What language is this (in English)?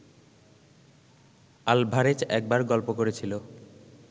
Bangla